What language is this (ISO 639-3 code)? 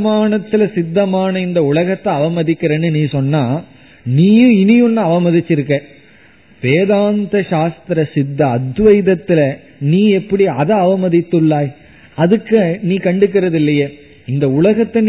tam